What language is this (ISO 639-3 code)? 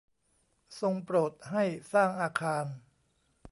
tha